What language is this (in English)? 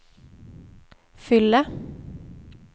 Swedish